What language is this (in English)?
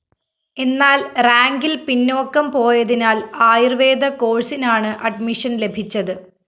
Malayalam